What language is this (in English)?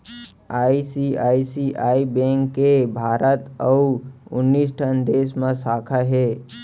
Chhattisgarhi